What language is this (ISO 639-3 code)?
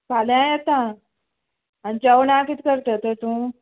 kok